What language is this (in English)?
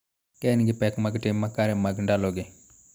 Luo (Kenya and Tanzania)